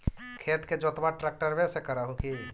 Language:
Magahi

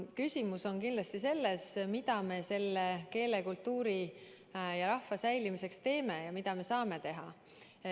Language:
Estonian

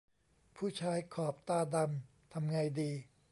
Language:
Thai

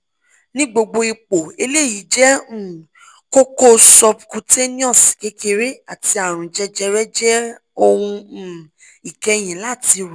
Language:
Yoruba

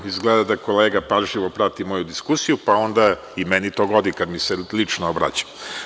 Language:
Serbian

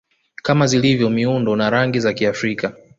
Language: Swahili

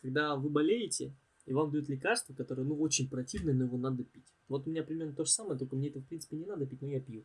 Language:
Russian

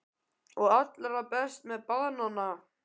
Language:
Icelandic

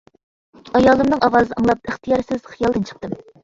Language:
Uyghur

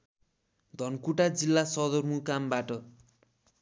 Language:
Nepali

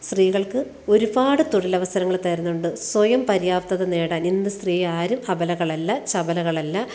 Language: Malayalam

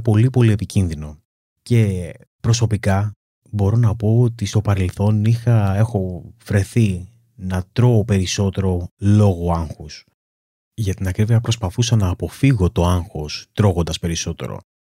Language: Greek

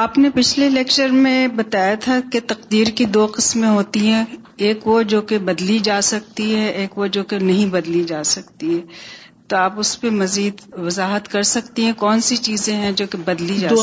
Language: Urdu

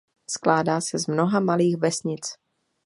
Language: Czech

